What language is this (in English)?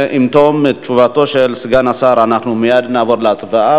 Hebrew